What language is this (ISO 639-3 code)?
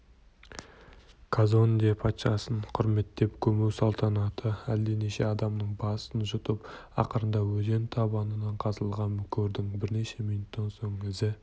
kaz